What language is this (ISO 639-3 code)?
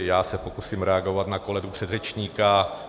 ces